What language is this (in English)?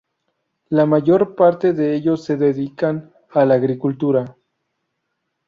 Spanish